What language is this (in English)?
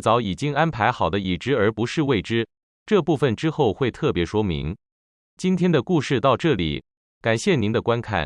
Chinese